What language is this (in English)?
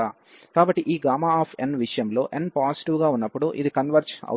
Telugu